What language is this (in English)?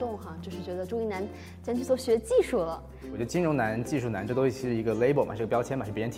Chinese